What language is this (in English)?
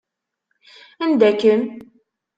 Kabyle